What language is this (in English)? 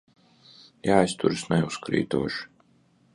Latvian